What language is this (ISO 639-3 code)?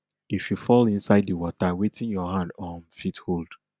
pcm